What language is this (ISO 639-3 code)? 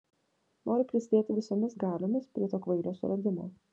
lit